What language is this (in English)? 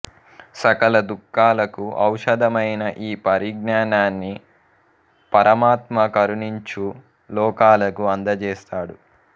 Telugu